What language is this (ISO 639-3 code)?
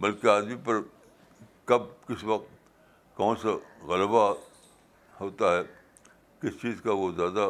urd